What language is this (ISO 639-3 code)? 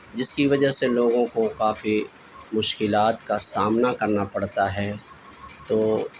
urd